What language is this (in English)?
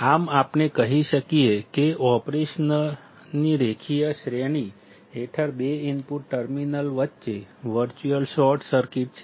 Gujarati